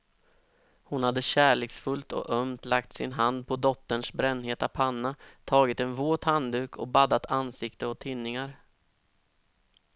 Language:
Swedish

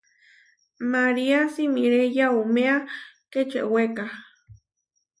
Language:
Huarijio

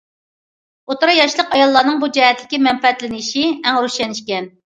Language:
Uyghur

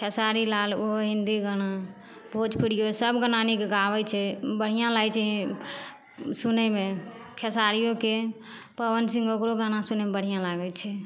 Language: Maithili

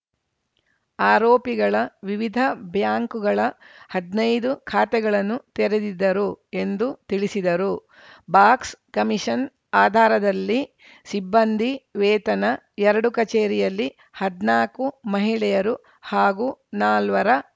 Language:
Kannada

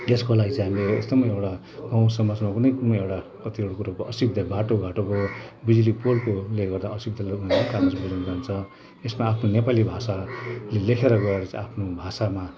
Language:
Nepali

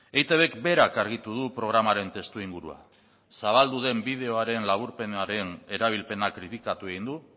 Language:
Basque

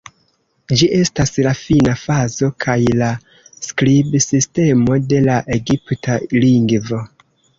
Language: Esperanto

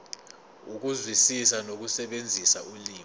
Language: Zulu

